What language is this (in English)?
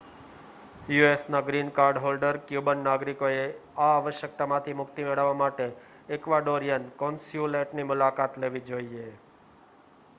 Gujarati